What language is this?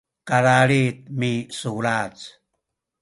Sakizaya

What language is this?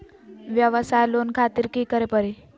Magahi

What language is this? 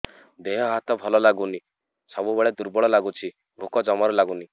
Odia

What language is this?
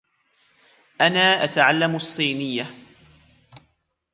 Arabic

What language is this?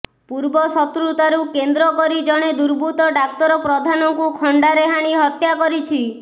Odia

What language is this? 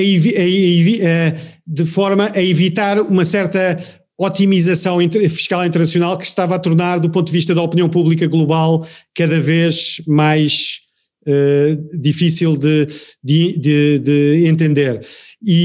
Portuguese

